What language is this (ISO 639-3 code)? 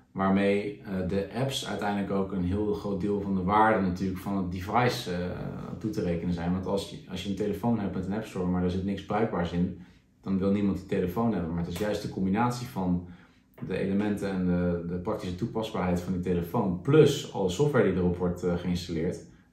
nld